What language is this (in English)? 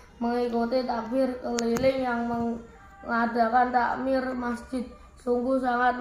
Indonesian